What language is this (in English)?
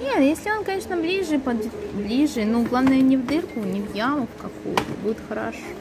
Russian